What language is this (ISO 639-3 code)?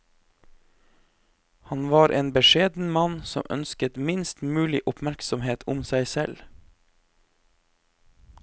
nor